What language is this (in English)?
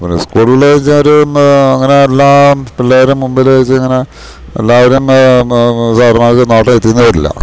Malayalam